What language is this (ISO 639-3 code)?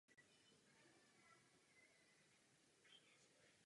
ces